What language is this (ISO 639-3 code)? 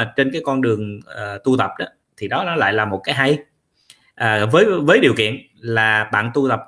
vie